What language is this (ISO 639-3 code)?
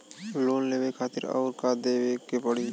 bho